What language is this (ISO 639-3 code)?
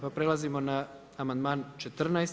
hrv